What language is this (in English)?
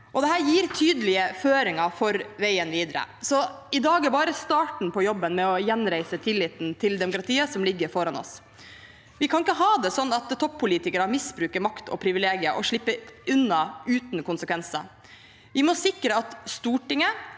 Norwegian